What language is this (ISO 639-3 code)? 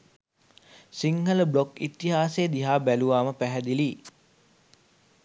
sin